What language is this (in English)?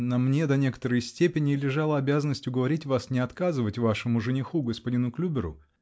Russian